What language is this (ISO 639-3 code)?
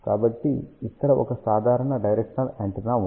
tel